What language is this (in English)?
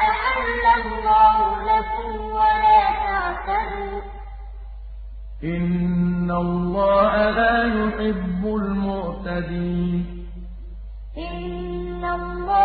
Arabic